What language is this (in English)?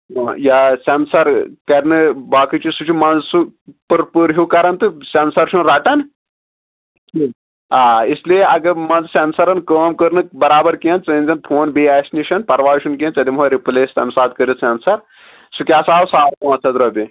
Kashmiri